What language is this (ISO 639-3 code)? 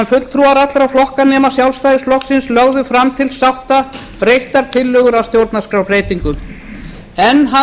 isl